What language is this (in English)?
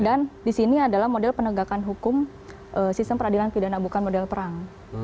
Indonesian